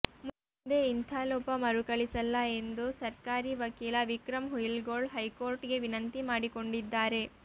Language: Kannada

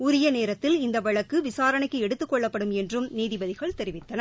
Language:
Tamil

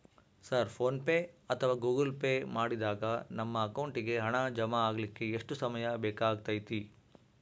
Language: Kannada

